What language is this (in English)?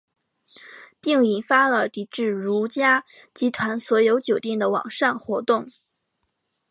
Chinese